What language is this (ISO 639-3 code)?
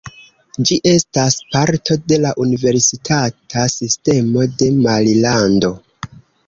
epo